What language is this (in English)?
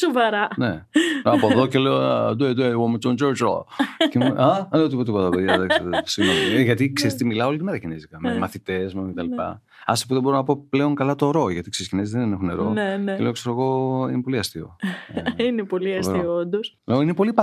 Greek